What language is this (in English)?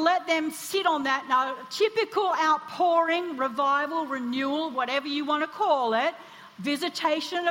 English